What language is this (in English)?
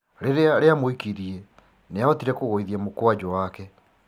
Kikuyu